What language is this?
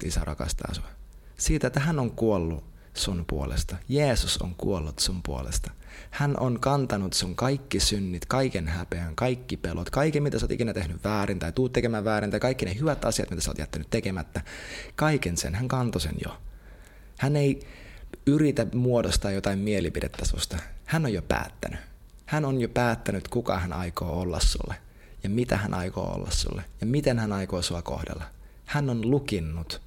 Finnish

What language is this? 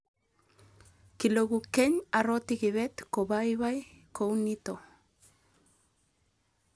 Kalenjin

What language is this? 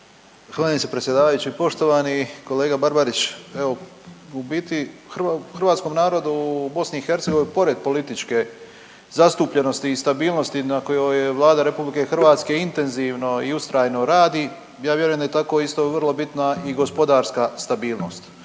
Croatian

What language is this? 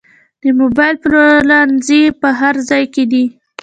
Pashto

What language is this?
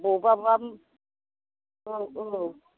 Bodo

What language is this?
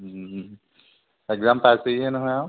Assamese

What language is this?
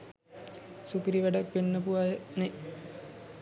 Sinhala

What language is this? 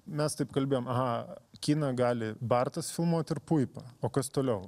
Lithuanian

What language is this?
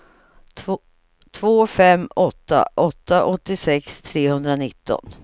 Swedish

